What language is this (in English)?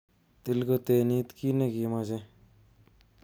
Kalenjin